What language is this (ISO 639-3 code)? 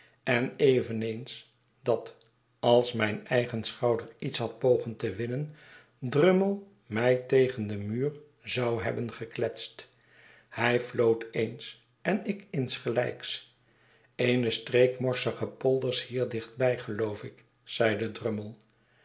nld